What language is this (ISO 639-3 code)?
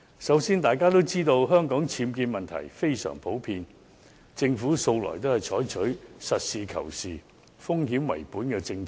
yue